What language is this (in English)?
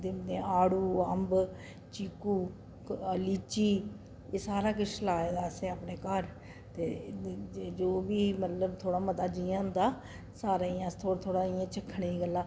Dogri